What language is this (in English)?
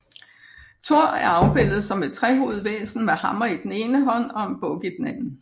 Danish